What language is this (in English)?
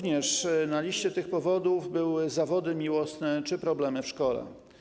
Polish